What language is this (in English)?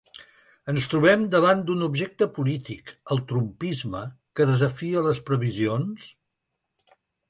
Catalan